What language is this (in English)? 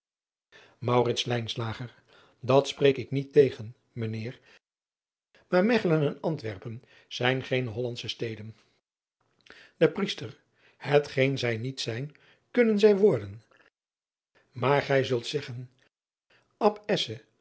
Dutch